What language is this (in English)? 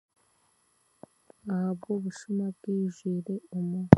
Chiga